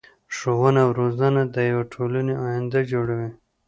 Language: Pashto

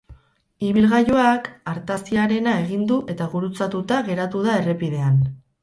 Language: Basque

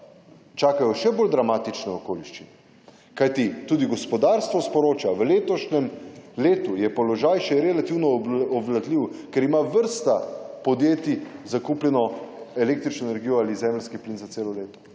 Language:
Slovenian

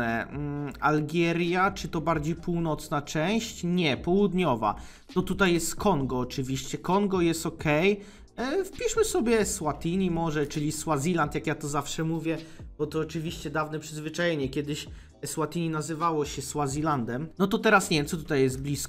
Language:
Polish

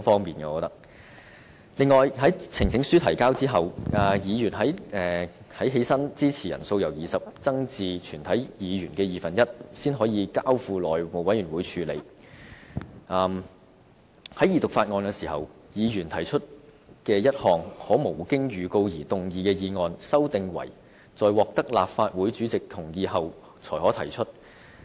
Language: Cantonese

